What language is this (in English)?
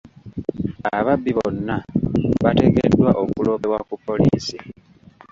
Ganda